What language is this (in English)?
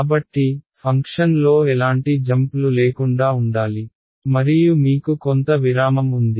Telugu